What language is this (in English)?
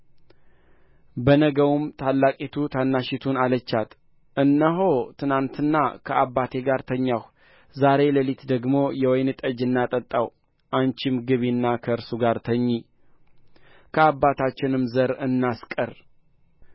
Amharic